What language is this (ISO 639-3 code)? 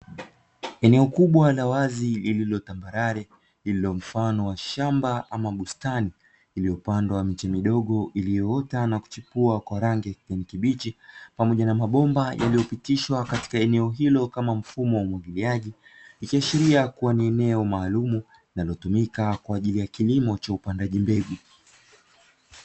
swa